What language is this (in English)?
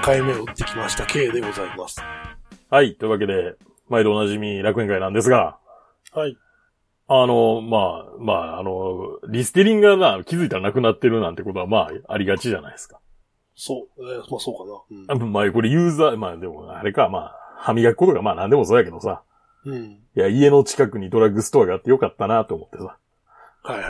Japanese